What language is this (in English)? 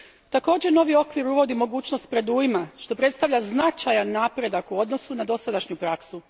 Croatian